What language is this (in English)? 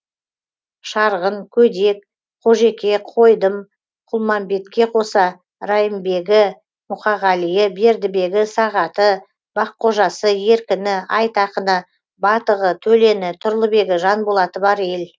Kazakh